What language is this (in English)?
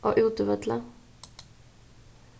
Faroese